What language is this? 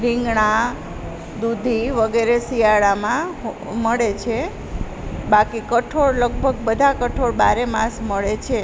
Gujarati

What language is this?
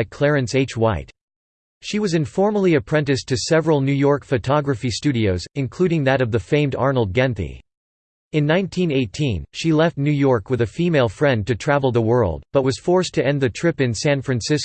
English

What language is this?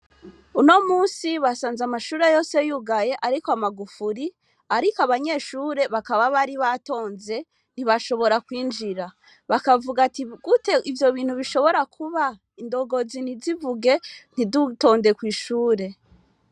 Rundi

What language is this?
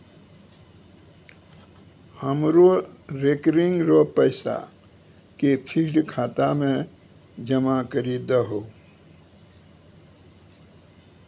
Maithili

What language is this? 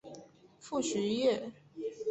Chinese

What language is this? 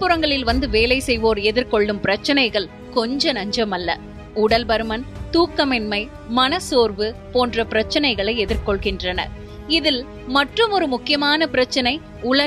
Tamil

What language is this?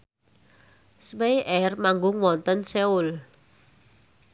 Javanese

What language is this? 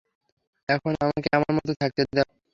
Bangla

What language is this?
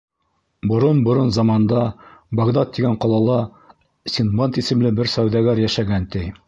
Bashkir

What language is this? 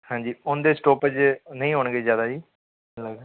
Punjabi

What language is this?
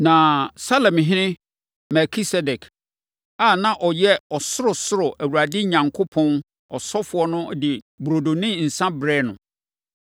Akan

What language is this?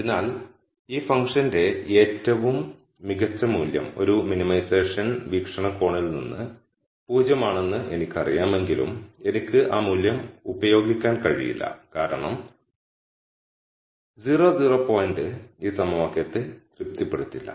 Malayalam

